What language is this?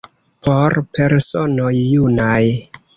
Esperanto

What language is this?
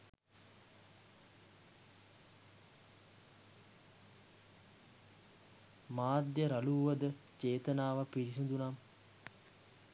Sinhala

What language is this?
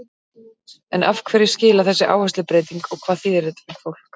Icelandic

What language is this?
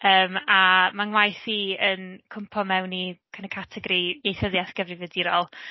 Welsh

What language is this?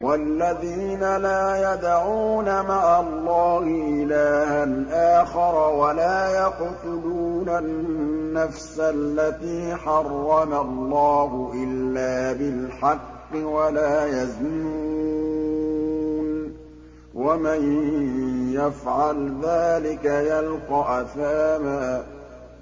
Arabic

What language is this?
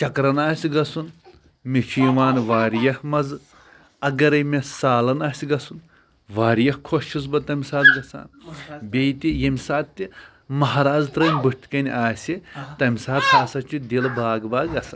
Kashmiri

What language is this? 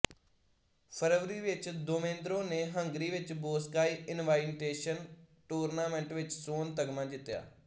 Punjabi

